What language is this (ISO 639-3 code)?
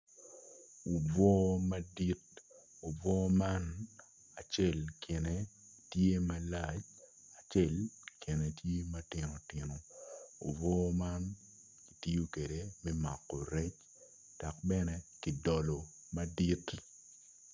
ach